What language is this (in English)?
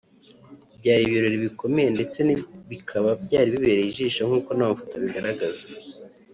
Kinyarwanda